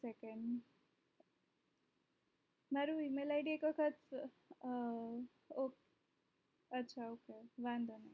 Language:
Gujarati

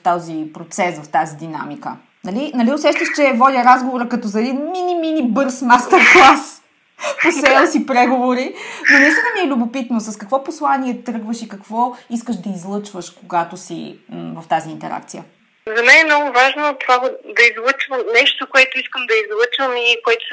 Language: Bulgarian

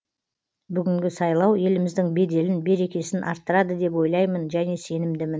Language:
Kazakh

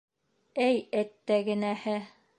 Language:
Bashkir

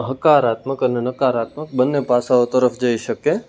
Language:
Gujarati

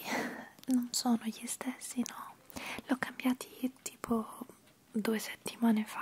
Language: Italian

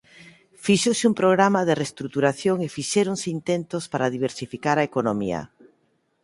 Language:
Galician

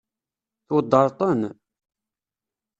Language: Kabyle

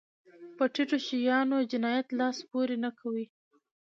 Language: Pashto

